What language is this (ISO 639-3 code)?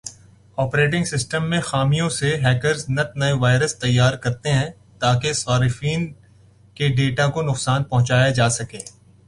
urd